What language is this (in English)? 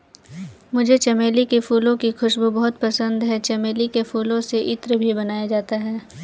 Hindi